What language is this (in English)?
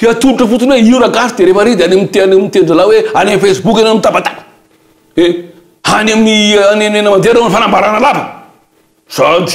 Romanian